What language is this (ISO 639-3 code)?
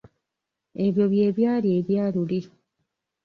lug